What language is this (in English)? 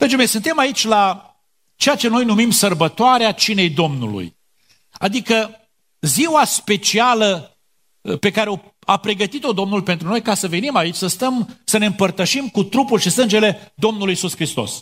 Romanian